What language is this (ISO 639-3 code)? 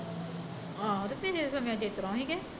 pan